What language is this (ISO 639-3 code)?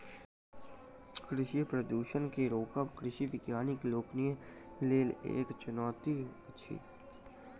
mai